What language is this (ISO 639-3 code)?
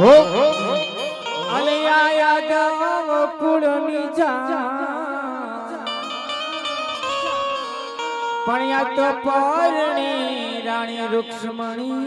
hin